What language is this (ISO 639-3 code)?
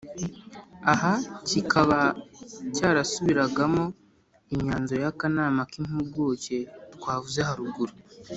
kin